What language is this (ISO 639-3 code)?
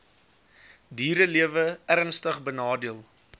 afr